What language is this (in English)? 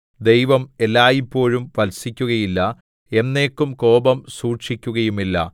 Malayalam